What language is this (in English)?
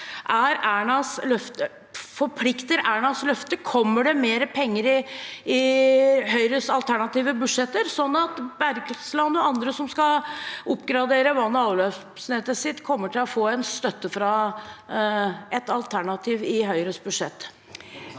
Norwegian